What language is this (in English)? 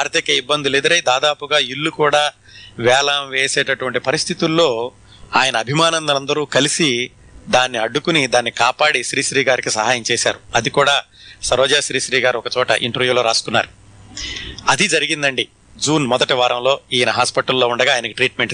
Telugu